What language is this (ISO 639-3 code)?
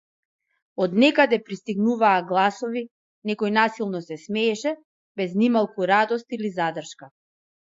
mkd